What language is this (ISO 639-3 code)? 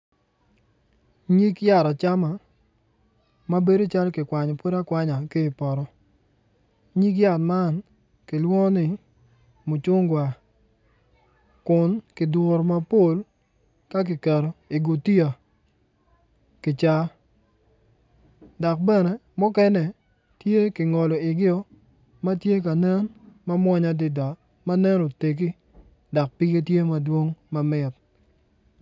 ach